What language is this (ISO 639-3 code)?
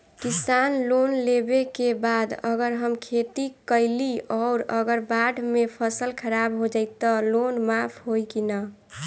bho